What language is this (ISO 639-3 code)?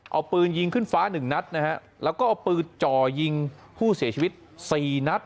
tha